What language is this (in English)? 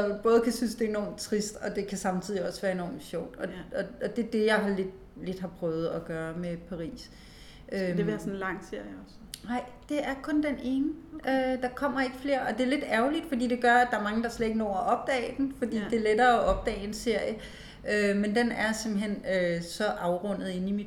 Danish